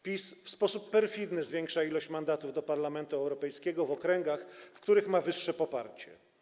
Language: Polish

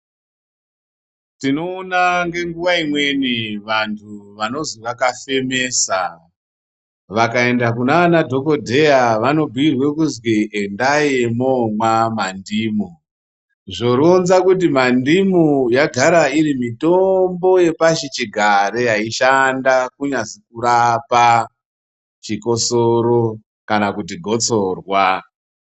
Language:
Ndau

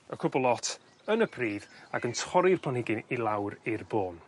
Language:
Welsh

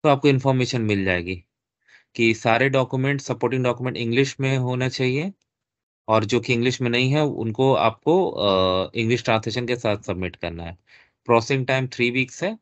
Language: Hindi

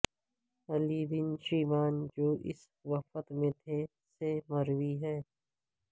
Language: Urdu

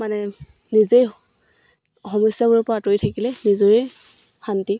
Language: Assamese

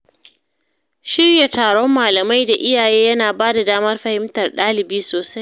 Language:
Hausa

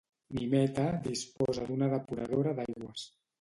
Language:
Catalan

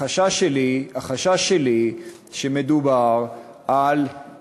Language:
Hebrew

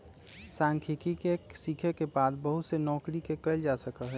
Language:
Magahi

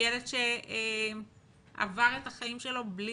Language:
Hebrew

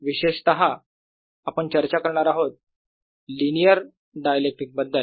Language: Marathi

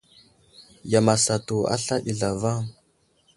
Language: Wuzlam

